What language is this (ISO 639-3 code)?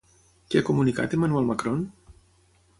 cat